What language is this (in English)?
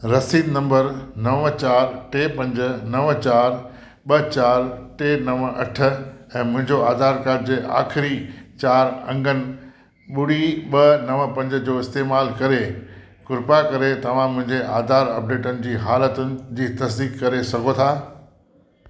Sindhi